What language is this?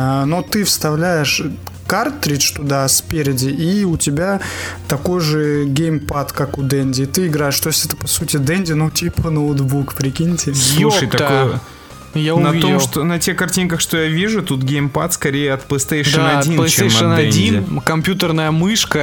Russian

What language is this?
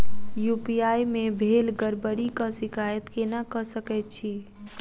Maithili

